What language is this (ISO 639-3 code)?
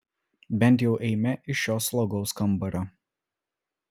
lit